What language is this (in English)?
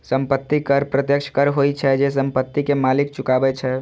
Maithili